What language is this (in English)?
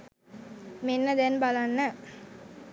Sinhala